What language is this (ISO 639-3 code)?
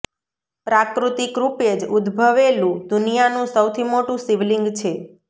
guj